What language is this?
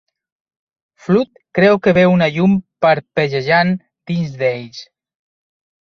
Catalan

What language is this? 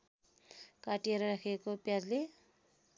Nepali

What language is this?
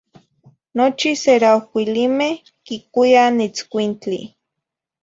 Zacatlán-Ahuacatlán-Tepetzintla Nahuatl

